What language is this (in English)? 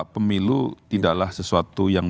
Indonesian